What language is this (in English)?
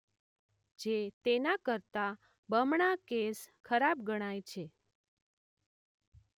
Gujarati